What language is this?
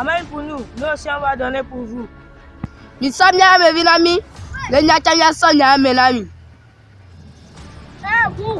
French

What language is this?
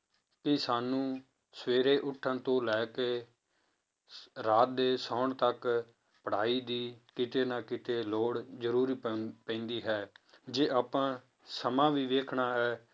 Punjabi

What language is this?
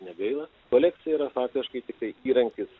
Lithuanian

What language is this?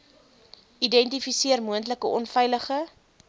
Afrikaans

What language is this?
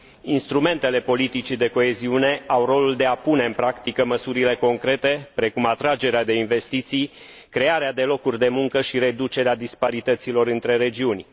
Romanian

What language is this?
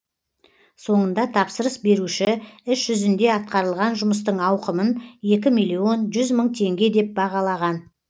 Kazakh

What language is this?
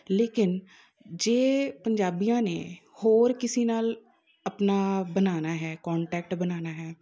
Punjabi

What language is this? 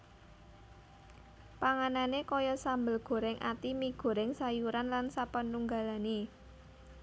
Javanese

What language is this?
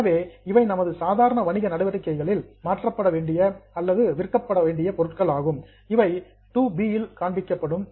Tamil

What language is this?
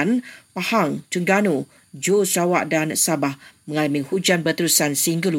Malay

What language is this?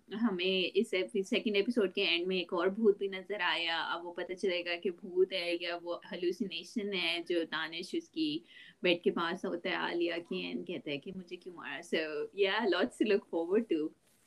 Urdu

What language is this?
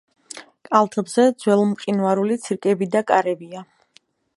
Georgian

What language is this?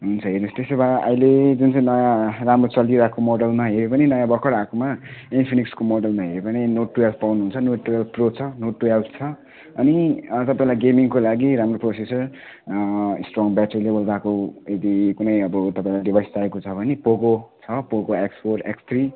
Nepali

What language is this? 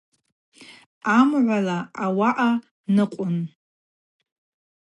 Abaza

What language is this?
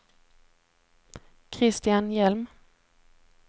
Swedish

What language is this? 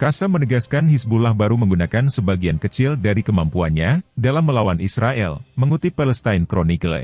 Indonesian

